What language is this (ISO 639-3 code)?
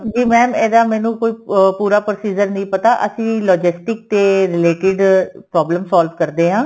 pan